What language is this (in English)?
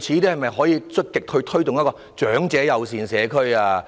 Cantonese